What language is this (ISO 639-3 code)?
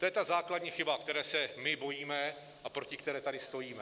ces